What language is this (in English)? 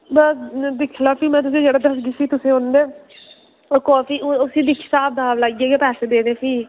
Dogri